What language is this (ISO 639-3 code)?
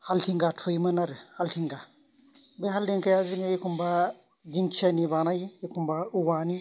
brx